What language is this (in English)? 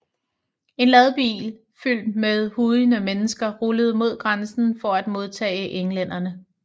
Danish